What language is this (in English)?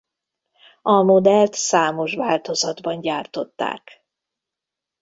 Hungarian